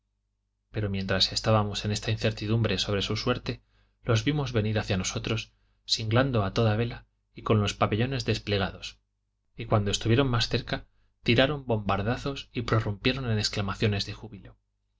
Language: Spanish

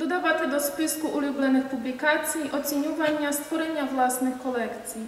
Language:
Polish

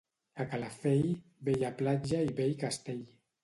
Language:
Catalan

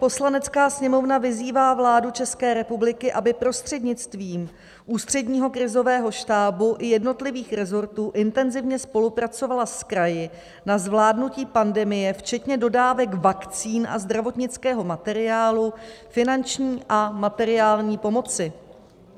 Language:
Czech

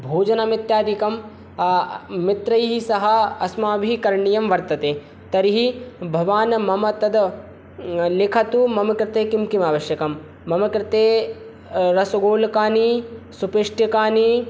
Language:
Sanskrit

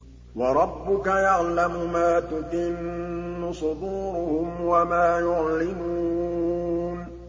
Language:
Arabic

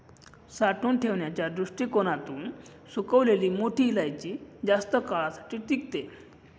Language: Marathi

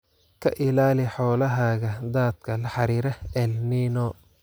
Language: Somali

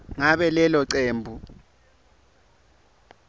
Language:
Swati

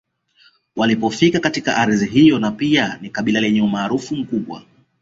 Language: Swahili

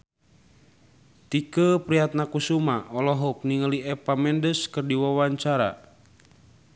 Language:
Sundanese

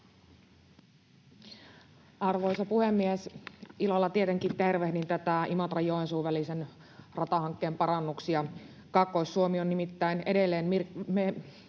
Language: Finnish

